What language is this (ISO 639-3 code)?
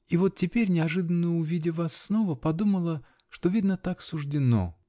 rus